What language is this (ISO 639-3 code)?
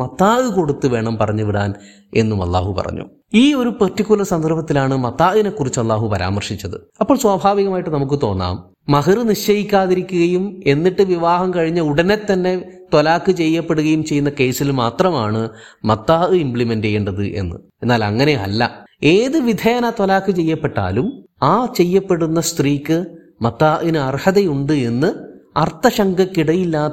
mal